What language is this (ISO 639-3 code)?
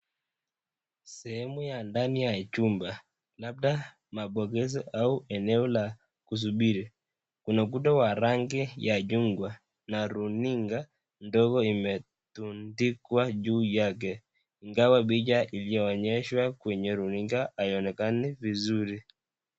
swa